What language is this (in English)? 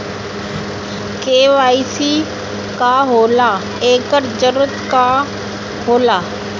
Bhojpuri